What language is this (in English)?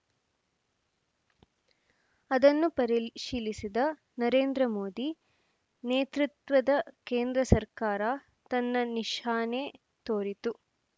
Kannada